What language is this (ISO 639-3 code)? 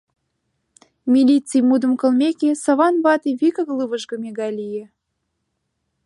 chm